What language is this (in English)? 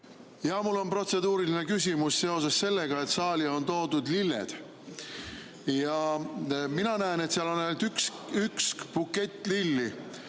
Estonian